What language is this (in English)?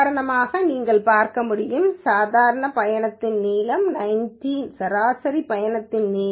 Tamil